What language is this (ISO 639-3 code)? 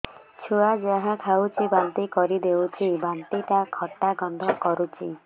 ori